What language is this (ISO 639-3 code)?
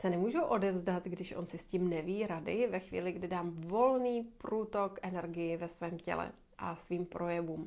ces